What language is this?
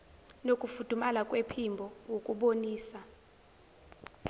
Zulu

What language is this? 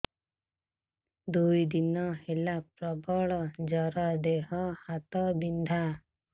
Odia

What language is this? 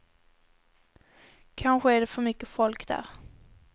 Swedish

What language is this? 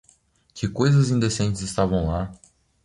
Portuguese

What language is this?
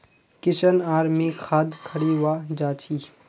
Magahi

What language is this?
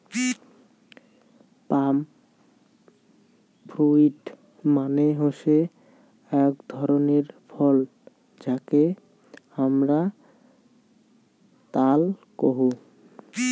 Bangla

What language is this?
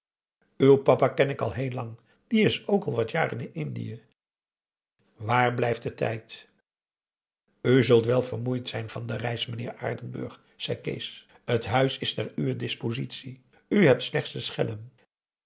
Dutch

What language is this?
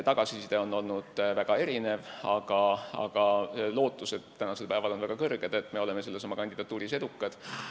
Estonian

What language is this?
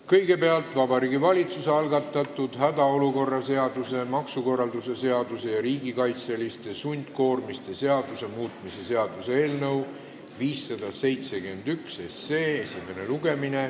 Estonian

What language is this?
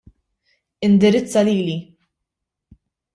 Maltese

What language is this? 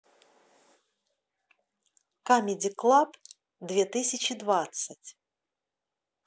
Russian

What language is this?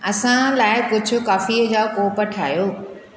Sindhi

